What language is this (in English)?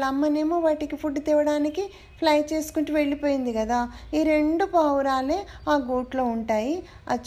Telugu